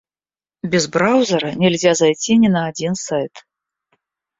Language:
Russian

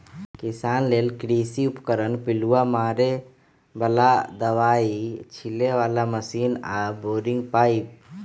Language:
Magahi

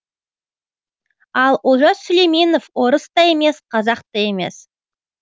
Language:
Kazakh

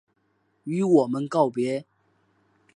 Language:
Chinese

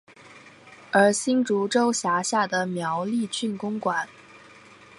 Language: Chinese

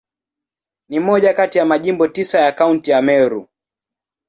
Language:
Swahili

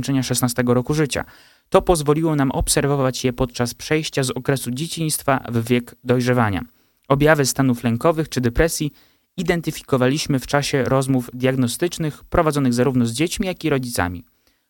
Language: Polish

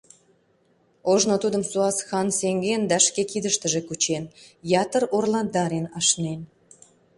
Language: Mari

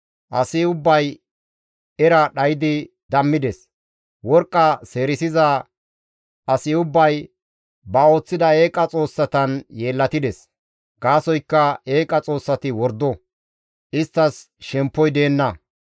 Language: Gamo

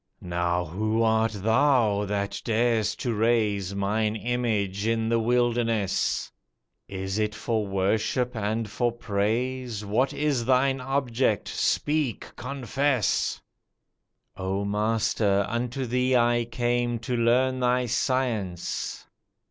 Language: English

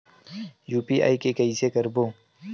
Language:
Chhattisgarhi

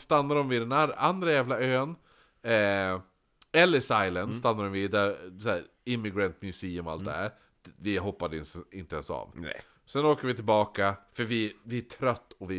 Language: Swedish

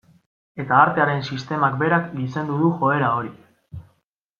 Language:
Basque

